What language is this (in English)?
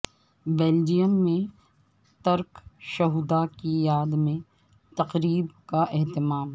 Urdu